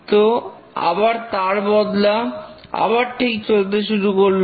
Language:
Bangla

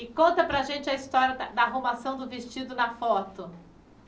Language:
Portuguese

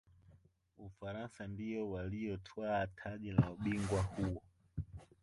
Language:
Swahili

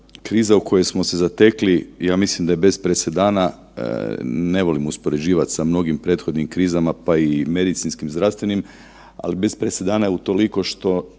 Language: Croatian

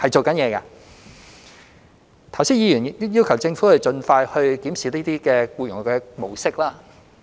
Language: Cantonese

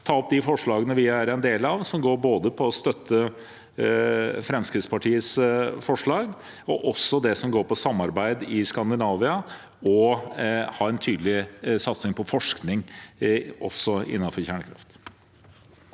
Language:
Norwegian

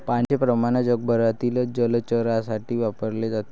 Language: Marathi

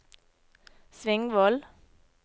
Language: Norwegian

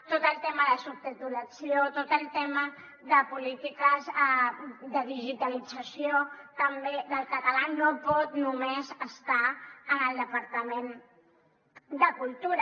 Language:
Catalan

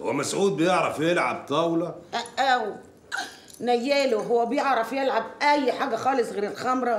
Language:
Arabic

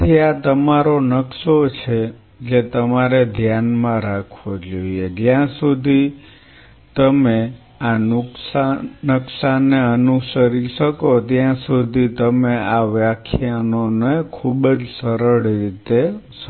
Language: Gujarati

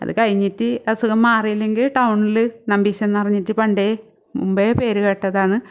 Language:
Malayalam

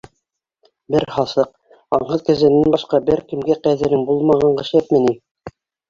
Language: Bashkir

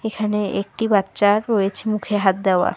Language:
Bangla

